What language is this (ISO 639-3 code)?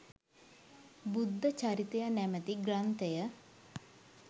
sin